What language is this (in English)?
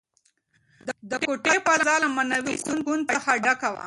Pashto